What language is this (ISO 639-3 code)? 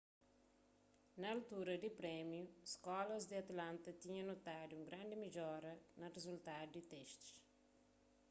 kea